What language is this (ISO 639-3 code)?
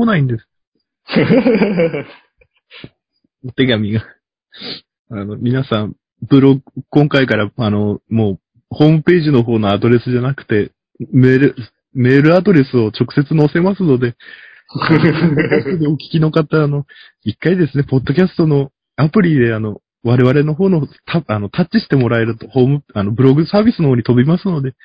jpn